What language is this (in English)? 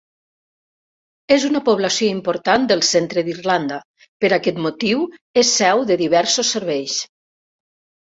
Catalan